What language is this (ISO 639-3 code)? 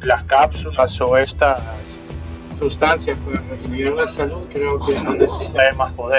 spa